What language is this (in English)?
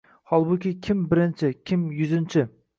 Uzbek